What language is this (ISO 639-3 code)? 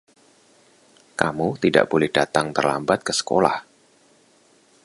ind